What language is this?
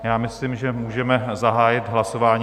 Czech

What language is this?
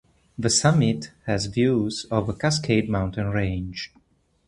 English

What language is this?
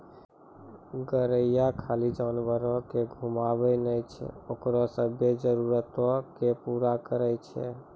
Maithili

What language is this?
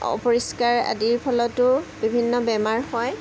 Assamese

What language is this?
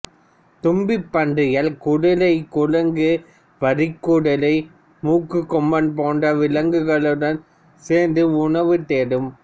Tamil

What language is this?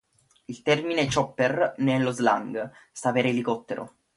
Italian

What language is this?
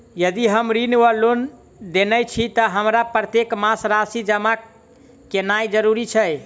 Maithili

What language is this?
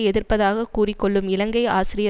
Tamil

